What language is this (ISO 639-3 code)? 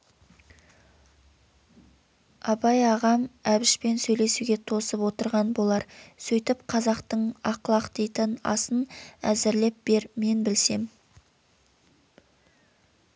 kaz